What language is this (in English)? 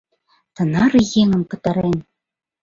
Mari